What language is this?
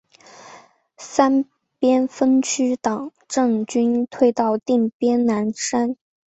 Chinese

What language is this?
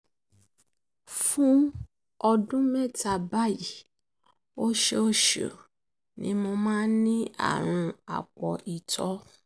Yoruba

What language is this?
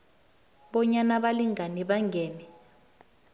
South Ndebele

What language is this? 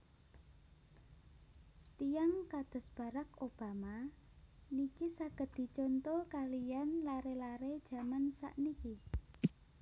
Javanese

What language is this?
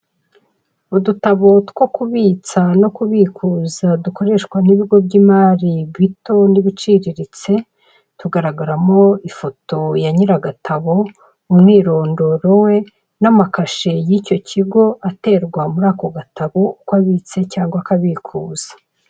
Kinyarwanda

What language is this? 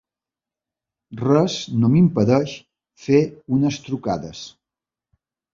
Catalan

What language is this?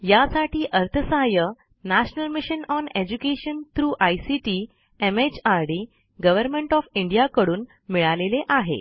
Marathi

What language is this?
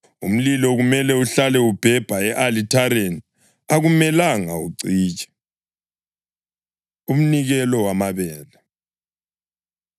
North Ndebele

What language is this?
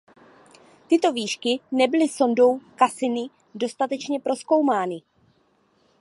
Czech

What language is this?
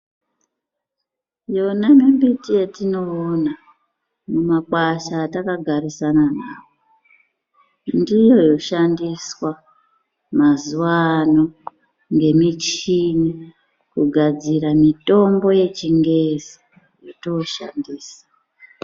Ndau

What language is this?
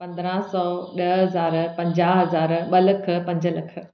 Sindhi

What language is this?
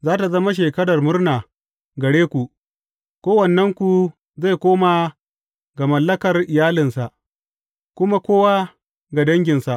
Hausa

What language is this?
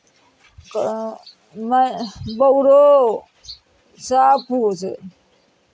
Maithili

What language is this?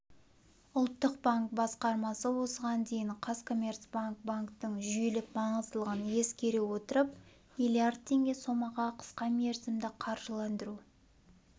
Kazakh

